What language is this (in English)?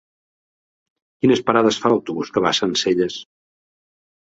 Catalan